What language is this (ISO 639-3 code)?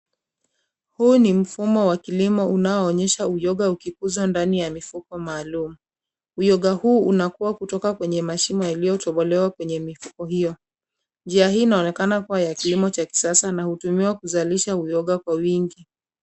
swa